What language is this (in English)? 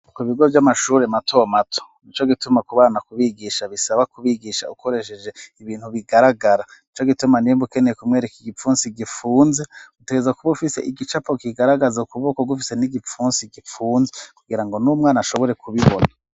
Rundi